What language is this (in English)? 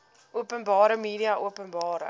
Afrikaans